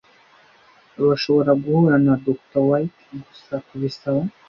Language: Kinyarwanda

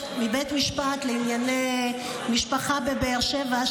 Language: Hebrew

